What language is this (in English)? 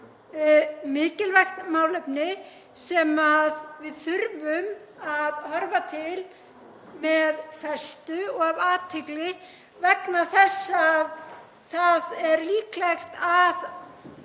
Icelandic